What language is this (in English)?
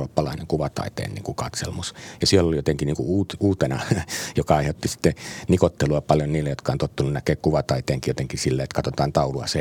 Finnish